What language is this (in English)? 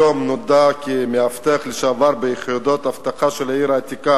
Hebrew